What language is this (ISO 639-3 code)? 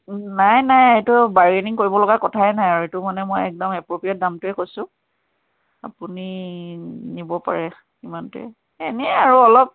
asm